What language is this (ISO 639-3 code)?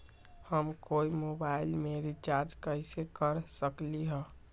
mag